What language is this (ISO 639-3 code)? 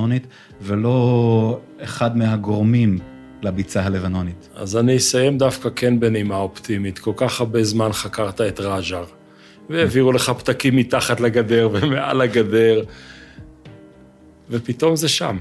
heb